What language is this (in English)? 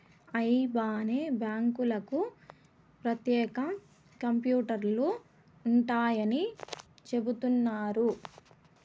Telugu